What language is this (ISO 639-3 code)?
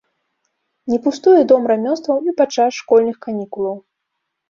bel